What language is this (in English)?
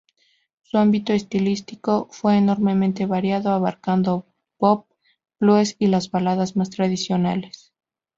Spanish